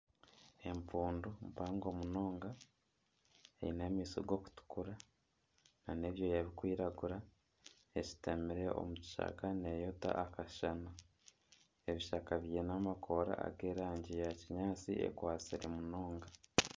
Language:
Nyankole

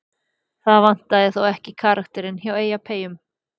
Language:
Icelandic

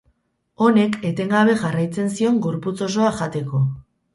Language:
Basque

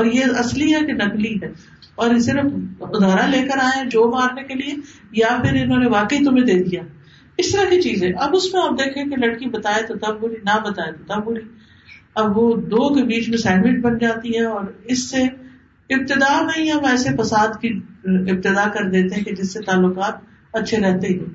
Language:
Urdu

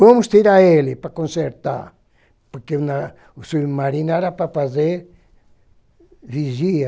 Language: Portuguese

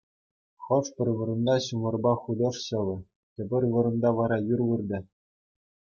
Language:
Chuvash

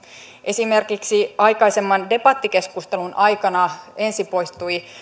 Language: Finnish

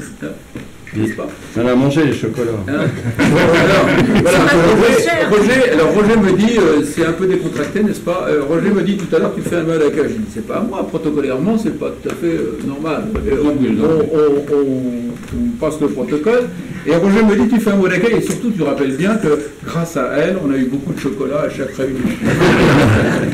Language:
French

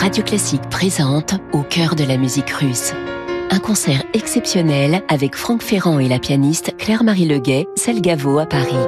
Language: French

